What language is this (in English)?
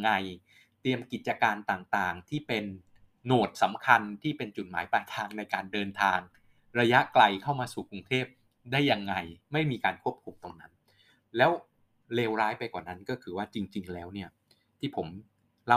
Thai